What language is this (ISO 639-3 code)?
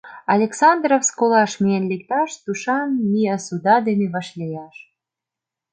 chm